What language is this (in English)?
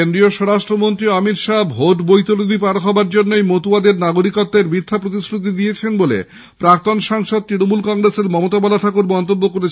Bangla